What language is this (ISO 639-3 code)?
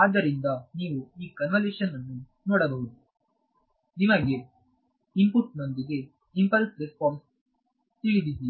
kan